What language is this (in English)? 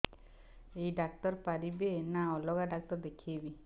Odia